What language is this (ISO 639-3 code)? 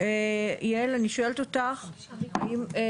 heb